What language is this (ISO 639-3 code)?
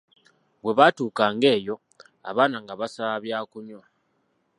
lug